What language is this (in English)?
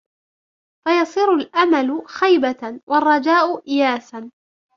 Arabic